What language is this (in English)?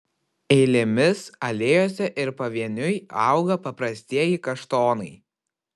Lithuanian